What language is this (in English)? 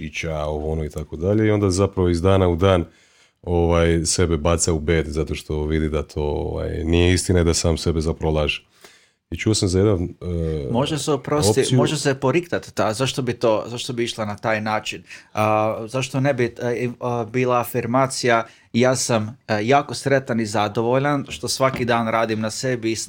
Croatian